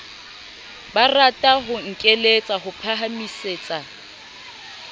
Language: Southern Sotho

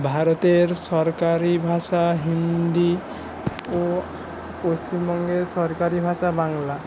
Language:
Bangla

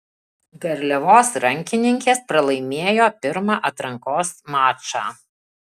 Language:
Lithuanian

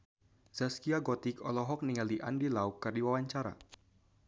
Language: Sundanese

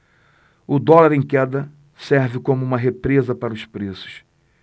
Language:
Portuguese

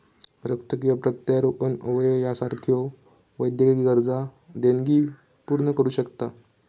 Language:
Marathi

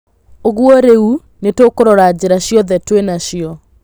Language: Kikuyu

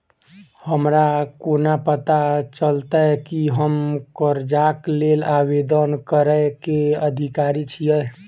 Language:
Maithili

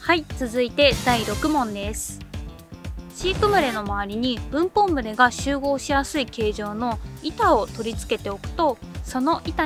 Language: Japanese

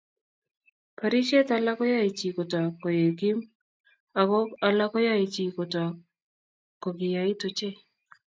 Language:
Kalenjin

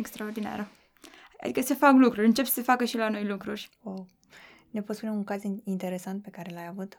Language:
Romanian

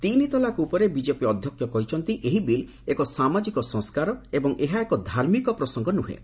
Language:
Odia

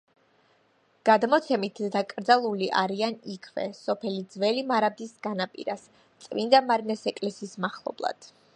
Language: Georgian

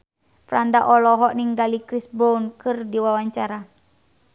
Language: Sundanese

